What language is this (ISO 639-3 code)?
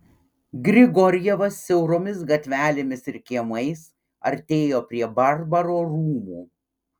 lit